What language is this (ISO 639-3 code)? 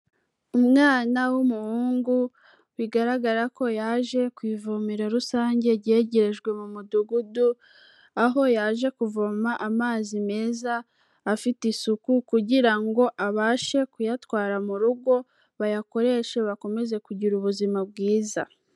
kin